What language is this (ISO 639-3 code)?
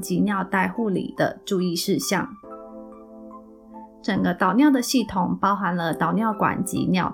zho